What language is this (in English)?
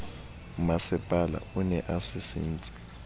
Southern Sotho